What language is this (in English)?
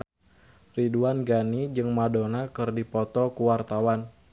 Sundanese